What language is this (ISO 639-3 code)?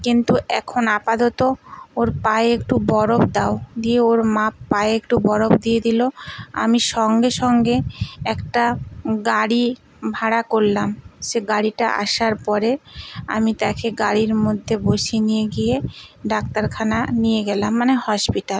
ben